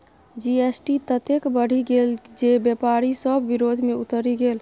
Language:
Maithili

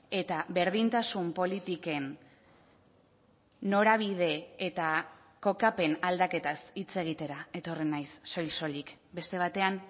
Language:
Basque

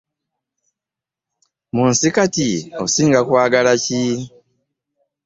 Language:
Ganda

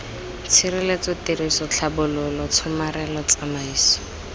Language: Tswana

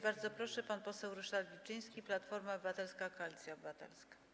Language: Polish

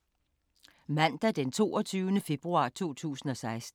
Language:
Danish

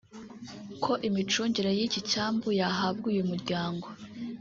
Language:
Kinyarwanda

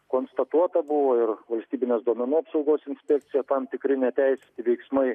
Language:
Lithuanian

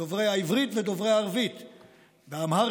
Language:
Hebrew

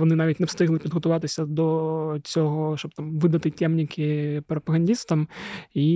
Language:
Ukrainian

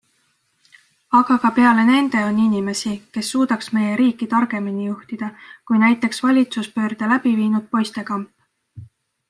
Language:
Estonian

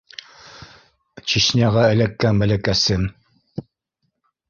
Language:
Bashkir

